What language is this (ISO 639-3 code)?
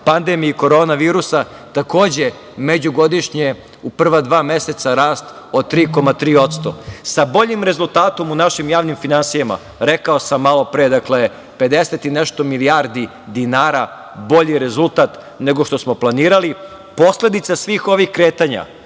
srp